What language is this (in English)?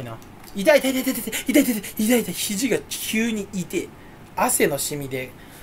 Japanese